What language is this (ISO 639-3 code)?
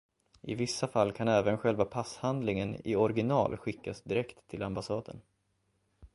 swe